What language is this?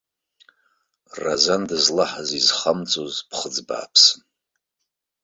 Abkhazian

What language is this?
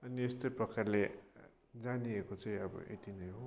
Nepali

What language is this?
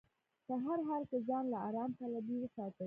Pashto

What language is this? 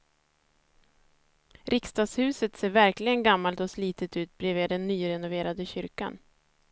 Swedish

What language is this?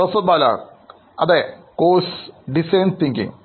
Malayalam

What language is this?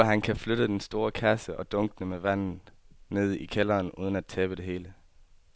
Danish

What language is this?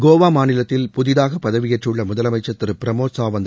Tamil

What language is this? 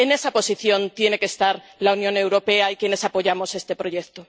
Spanish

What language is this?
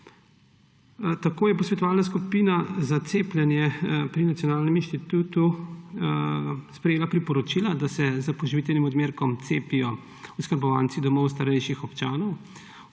Slovenian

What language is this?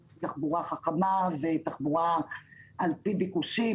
Hebrew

